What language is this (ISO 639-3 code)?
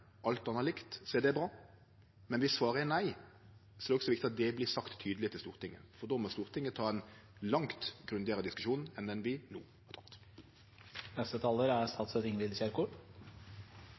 nno